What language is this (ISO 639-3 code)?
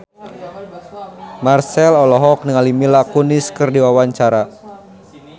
sun